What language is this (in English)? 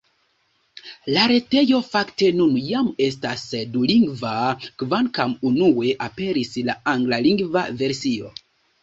Esperanto